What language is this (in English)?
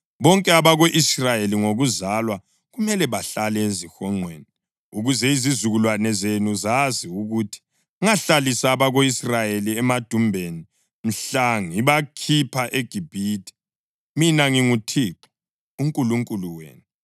North Ndebele